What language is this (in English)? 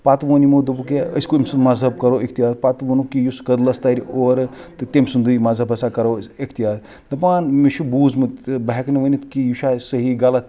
Kashmiri